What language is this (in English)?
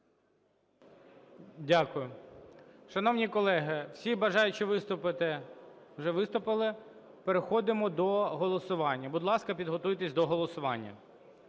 Ukrainian